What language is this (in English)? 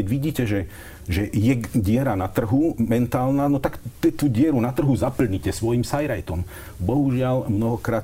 Slovak